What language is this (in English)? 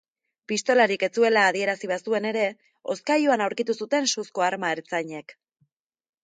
Basque